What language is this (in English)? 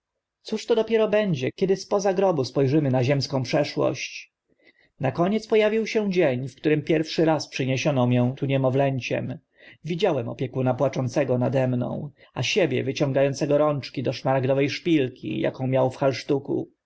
Polish